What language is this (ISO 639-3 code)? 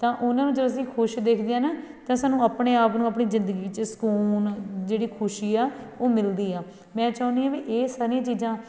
pan